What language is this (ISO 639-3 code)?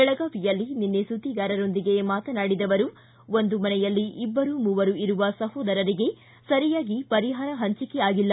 kan